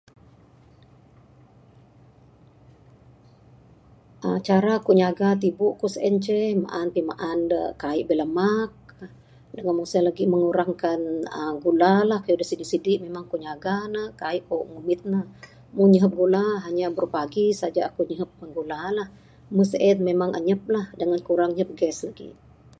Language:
Bukar-Sadung Bidayuh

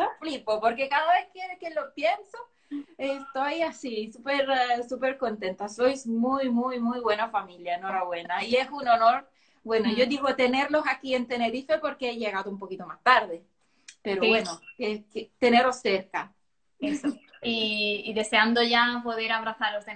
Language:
Spanish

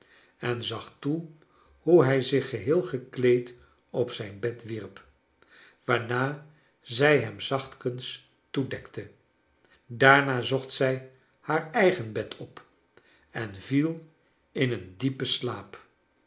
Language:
Dutch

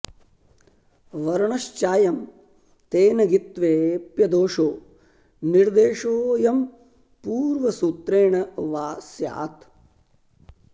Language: Sanskrit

